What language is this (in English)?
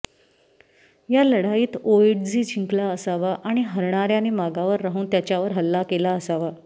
Marathi